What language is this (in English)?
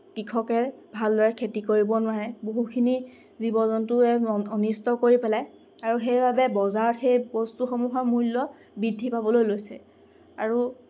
Assamese